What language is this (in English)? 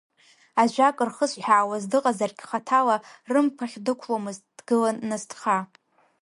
Abkhazian